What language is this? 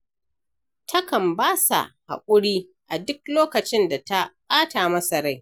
Hausa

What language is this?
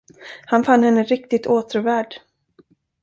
Swedish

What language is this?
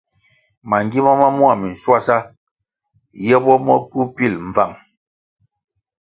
Kwasio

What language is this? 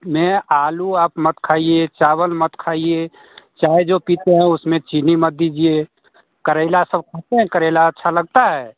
Hindi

